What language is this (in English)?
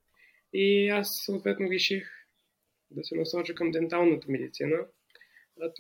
Bulgarian